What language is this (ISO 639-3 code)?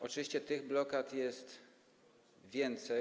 pol